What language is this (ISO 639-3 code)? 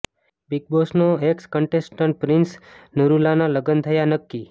guj